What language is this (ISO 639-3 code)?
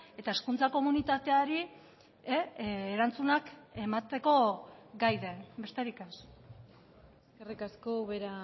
eus